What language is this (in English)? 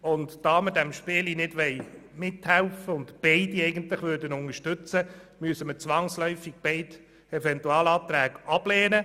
Swiss German